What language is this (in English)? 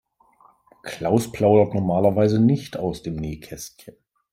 German